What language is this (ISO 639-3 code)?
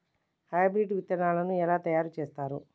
tel